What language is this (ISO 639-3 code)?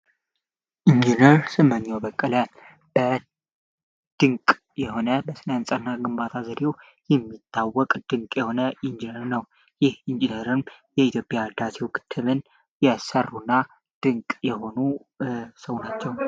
amh